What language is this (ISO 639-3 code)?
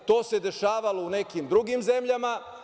srp